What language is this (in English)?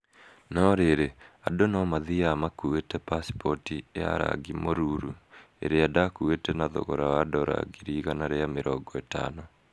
Kikuyu